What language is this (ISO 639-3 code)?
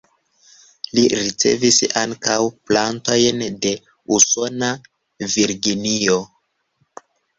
epo